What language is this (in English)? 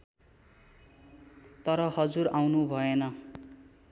Nepali